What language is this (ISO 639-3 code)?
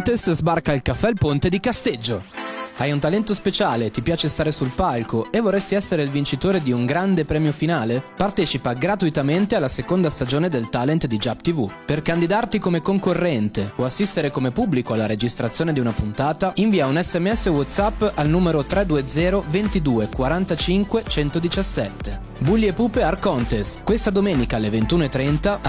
ita